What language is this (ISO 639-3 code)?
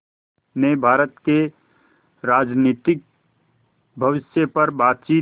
hin